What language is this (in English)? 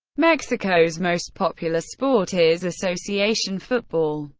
English